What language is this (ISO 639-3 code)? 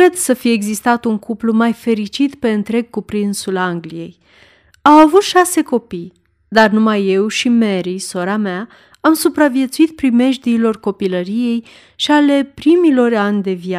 ron